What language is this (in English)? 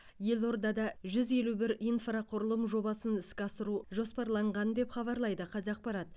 Kazakh